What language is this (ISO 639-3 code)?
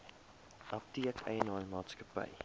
afr